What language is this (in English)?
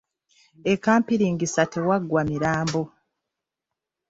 Ganda